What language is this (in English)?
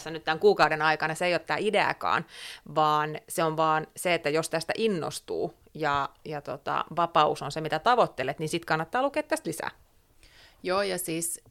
Finnish